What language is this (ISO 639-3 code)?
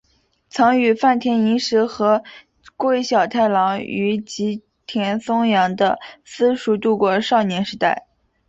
zho